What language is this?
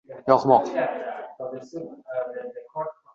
Uzbek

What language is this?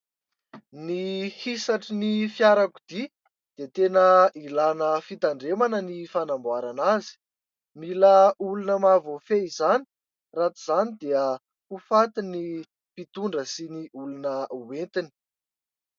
Malagasy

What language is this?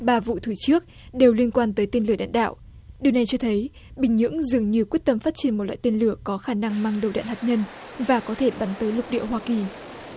Vietnamese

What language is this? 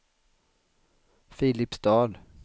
Swedish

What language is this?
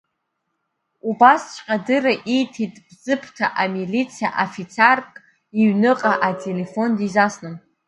Abkhazian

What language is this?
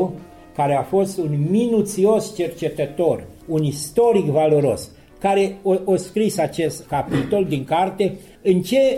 Romanian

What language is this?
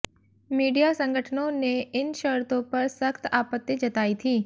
Hindi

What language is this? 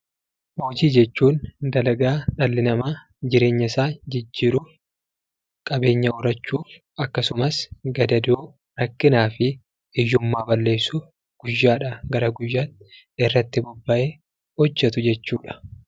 Oromo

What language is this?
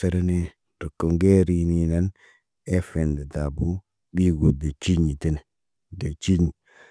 Naba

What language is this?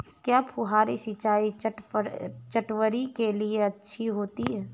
Hindi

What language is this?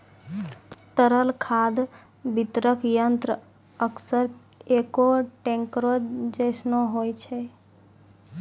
Maithili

